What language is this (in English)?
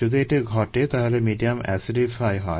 Bangla